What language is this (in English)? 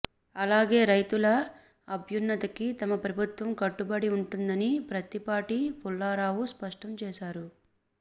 Telugu